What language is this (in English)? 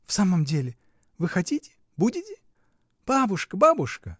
Russian